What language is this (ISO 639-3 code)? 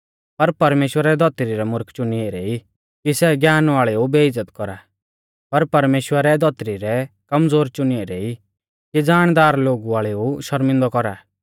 bfz